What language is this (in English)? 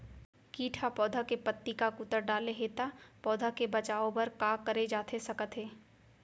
Chhattisgarhi